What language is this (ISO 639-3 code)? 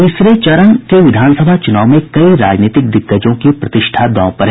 hin